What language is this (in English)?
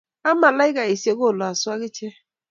Kalenjin